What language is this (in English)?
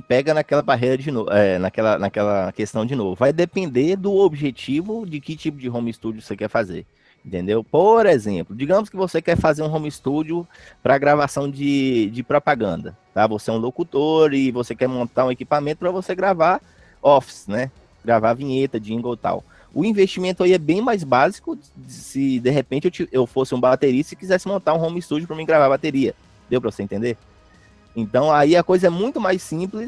Portuguese